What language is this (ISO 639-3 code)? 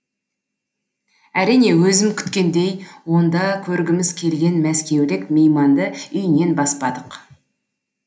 kaz